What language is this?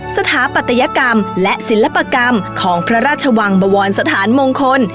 Thai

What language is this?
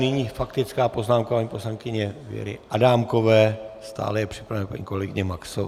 Czech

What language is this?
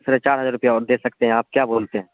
Urdu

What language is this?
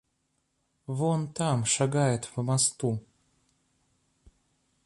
Russian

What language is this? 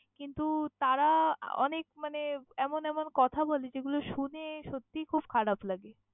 Bangla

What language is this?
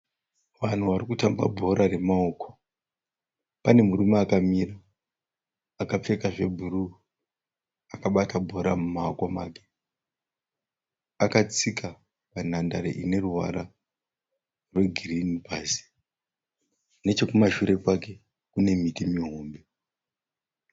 Shona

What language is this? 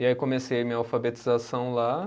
Portuguese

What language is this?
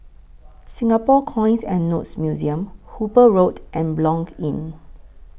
English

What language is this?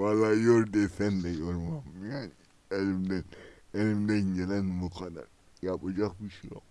Turkish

